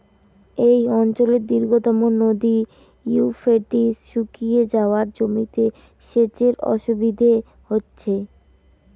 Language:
Bangla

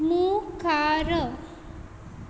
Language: Konkani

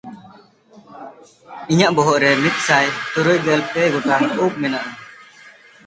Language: Santali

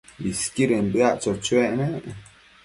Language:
Matsés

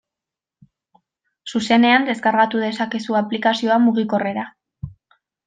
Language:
Basque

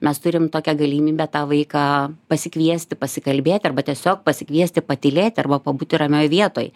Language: Lithuanian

